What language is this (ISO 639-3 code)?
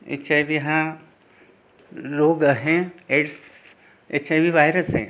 mar